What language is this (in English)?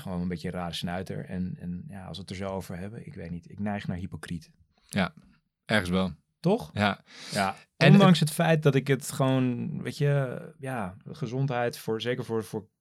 Dutch